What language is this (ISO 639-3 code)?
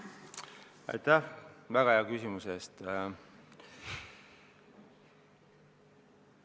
est